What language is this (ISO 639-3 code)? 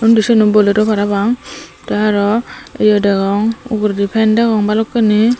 ccp